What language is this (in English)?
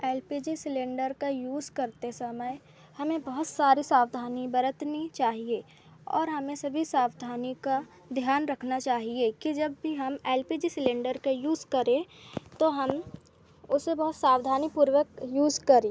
Hindi